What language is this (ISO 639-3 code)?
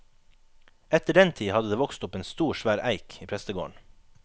nor